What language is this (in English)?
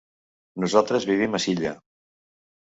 Catalan